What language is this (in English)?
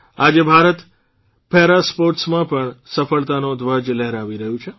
Gujarati